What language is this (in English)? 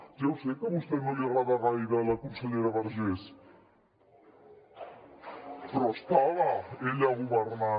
Catalan